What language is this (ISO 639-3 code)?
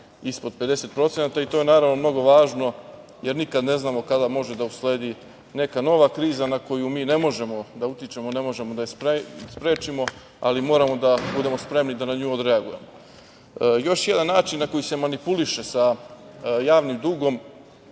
srp